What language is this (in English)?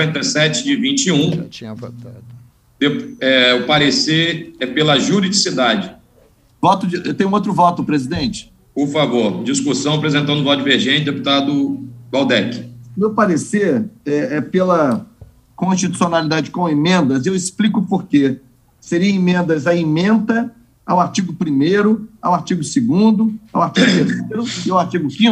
Portuguese